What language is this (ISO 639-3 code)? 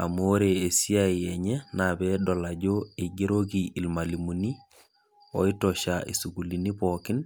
mas